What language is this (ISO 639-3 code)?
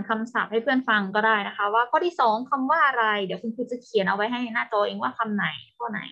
tha